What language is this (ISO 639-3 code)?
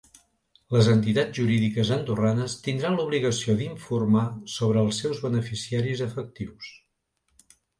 cat